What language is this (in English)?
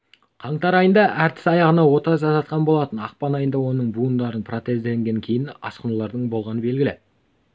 Kazakh